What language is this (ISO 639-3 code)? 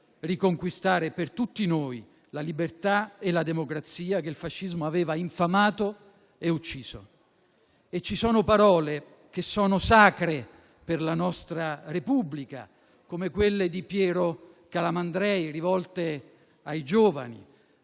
ita